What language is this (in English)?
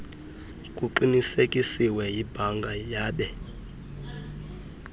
Xhosa